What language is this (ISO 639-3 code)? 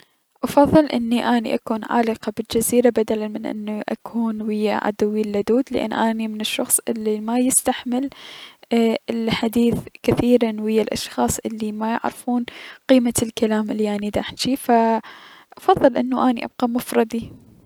acm